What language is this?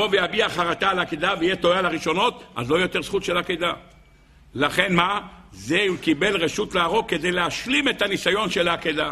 Hebrew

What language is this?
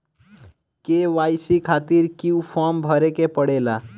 Bhojpuri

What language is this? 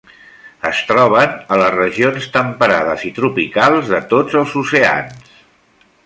Catalan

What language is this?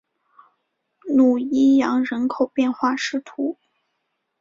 Chinese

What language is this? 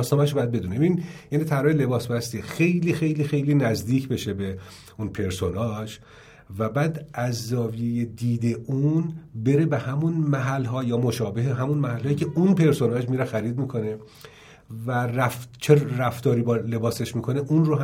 Persian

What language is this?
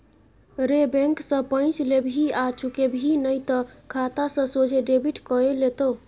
Maithili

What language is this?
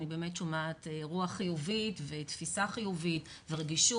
Hebrew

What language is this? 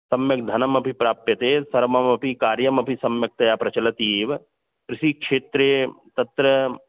Sanskrit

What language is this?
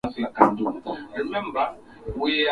Swahili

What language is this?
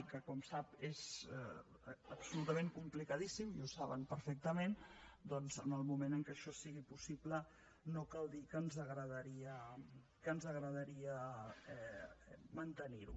Catalan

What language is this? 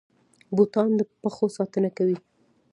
Pashto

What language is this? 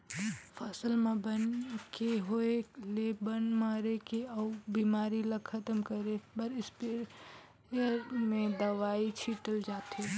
Chhattisgarhi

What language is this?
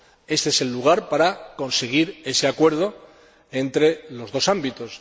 Spanish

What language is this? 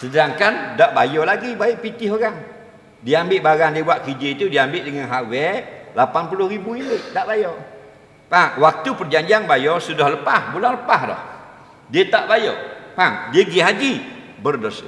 Malay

